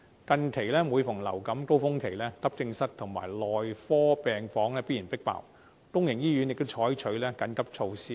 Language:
Cantonese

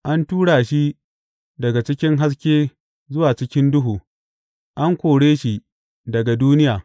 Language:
Hausa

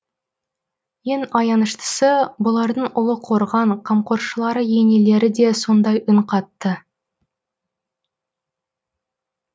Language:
Kazakh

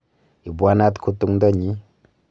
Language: Kalenjin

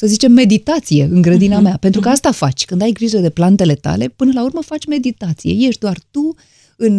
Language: Romanian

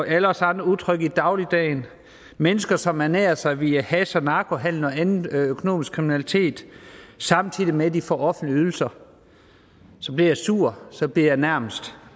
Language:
Danish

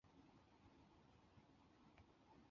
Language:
Chinese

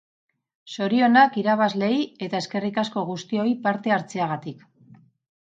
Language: Basque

